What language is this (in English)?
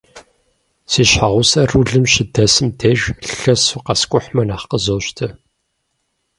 Kabardian